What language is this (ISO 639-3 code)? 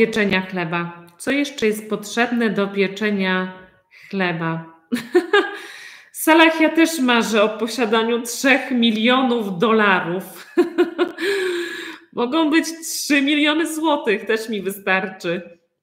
pol